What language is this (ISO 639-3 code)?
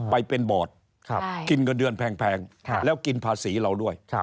tha